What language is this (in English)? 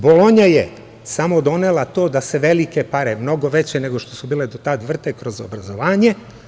Serbian